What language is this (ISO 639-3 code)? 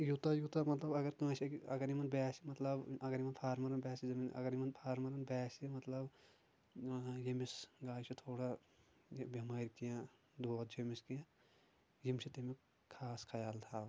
kas